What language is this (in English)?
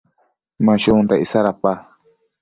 Matsés